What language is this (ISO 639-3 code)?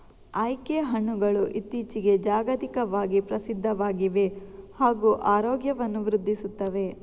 kan